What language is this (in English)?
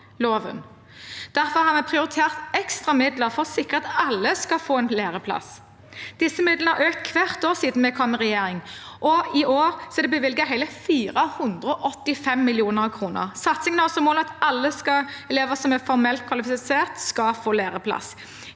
Norwegian